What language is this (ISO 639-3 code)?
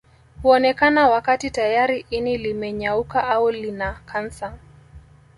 swa